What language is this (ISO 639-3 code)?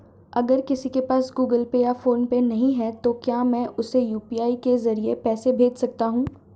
hin